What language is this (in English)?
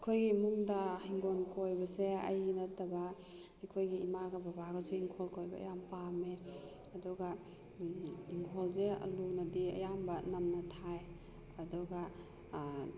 Manipuri